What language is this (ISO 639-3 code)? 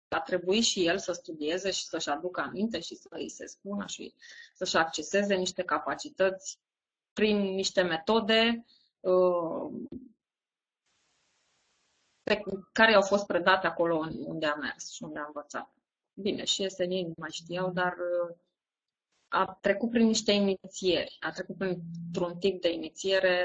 ron